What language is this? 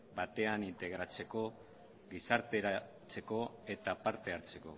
Basque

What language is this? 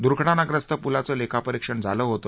Marathi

